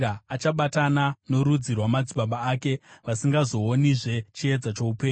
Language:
Shona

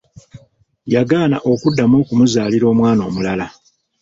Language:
Ganda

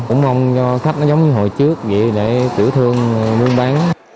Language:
Vietnamese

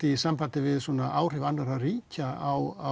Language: Icelandic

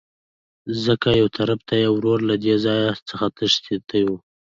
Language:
Pashto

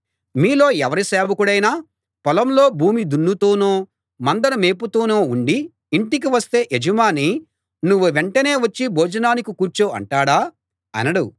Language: Telugu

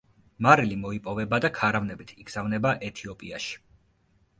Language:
Georgian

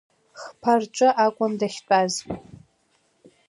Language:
Abkhazian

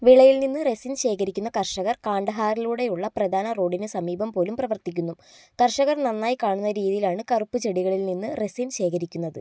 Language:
Malayalam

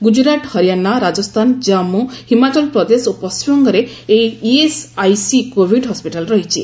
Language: Odia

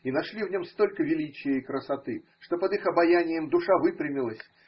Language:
Russian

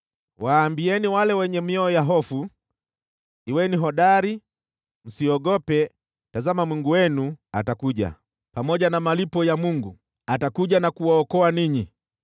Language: Swahili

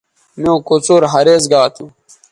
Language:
Bateri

